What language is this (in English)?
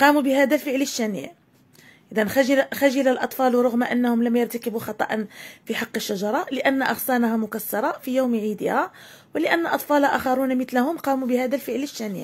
Arabic